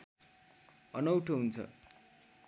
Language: Nepali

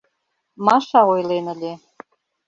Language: Mari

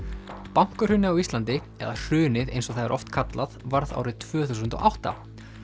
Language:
Icelandic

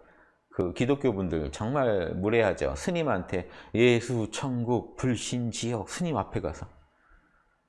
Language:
Korean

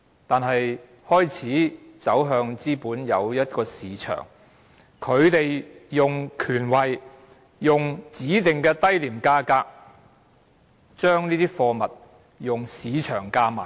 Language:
Cantonese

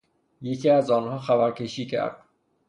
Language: Persian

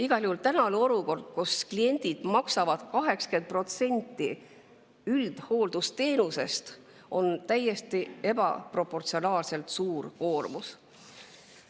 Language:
Estonian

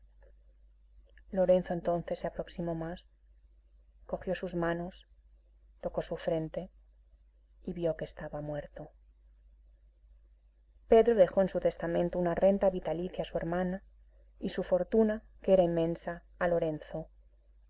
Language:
Spanish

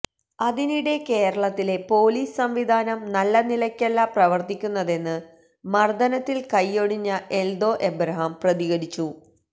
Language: Malayalam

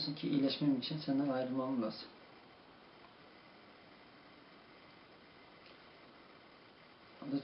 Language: Turkish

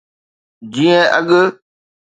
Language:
Sindhi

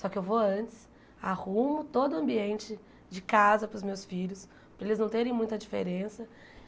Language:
Portuguese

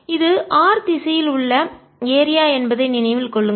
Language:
Tamil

